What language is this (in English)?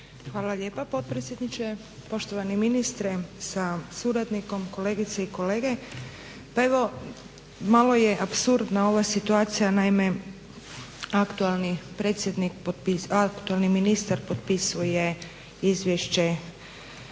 Croatian